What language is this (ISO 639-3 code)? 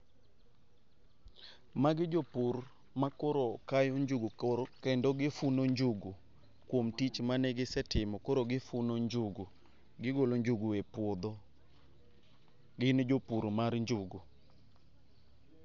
luo